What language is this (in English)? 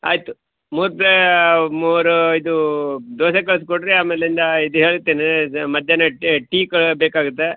Kannada